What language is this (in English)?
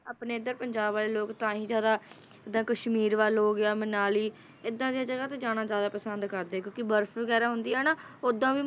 Punjabi